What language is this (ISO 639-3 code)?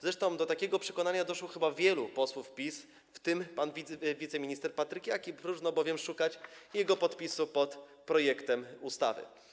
pol